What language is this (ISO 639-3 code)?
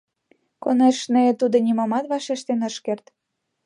chm